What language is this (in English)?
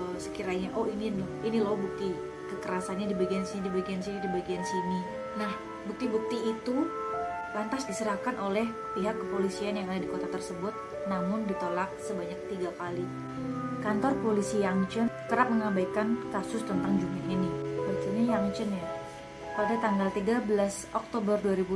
Indonesian